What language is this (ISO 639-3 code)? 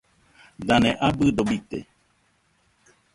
hux